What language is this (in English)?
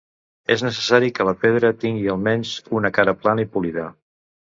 Catalan